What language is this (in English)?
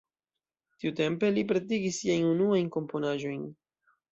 Esperanto